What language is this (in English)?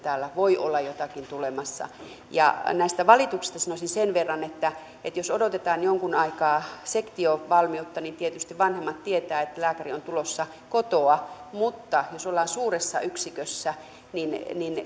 Finnish